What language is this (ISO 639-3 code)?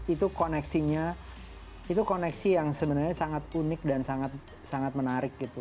ind